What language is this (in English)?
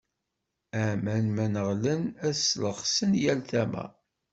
Kabyle